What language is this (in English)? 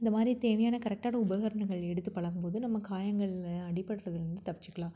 Tamil